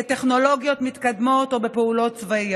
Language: Hebrew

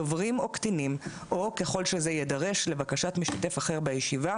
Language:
Hebrew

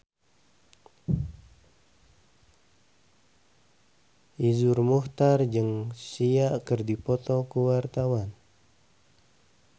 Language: Sundanese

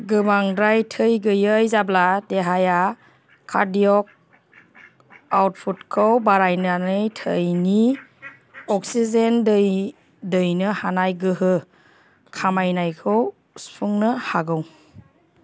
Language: Bodo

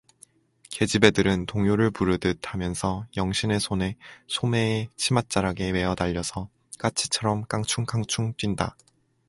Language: Korean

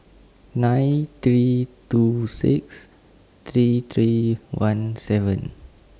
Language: English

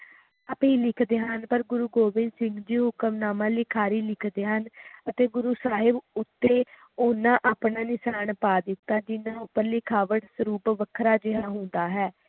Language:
Punjabi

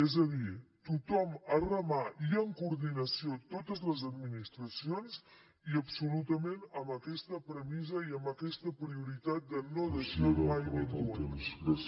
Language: Catalan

